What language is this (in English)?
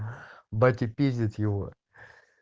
Russian